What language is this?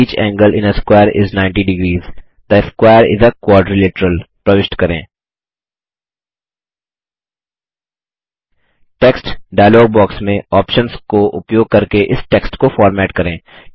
Hindi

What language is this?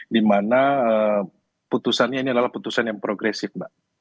Indonesian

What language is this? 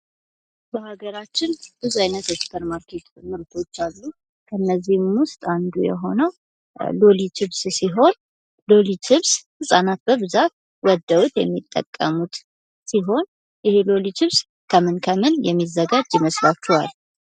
Amharic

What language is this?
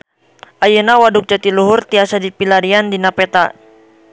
Sundanese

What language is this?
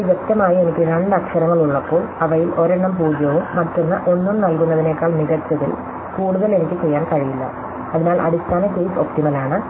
Malayalam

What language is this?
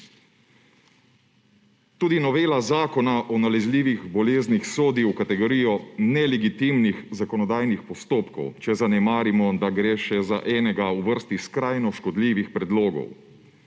Slovenian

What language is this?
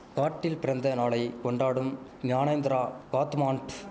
Tamil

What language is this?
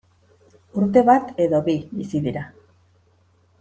Basque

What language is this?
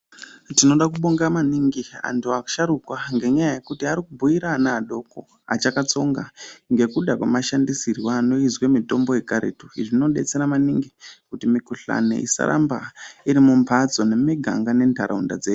Ndau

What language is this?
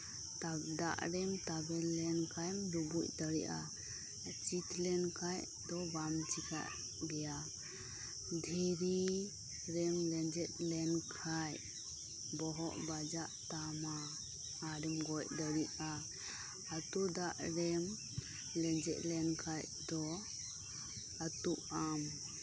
Santali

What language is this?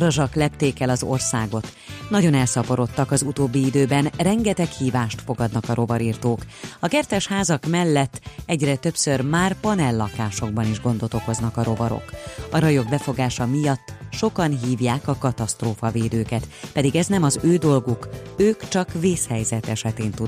Hungarian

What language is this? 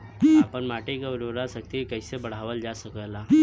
Bhojpuri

